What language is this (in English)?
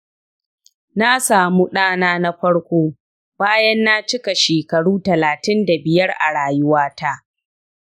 Hausa